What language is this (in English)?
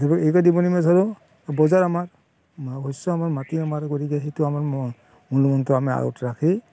Assamese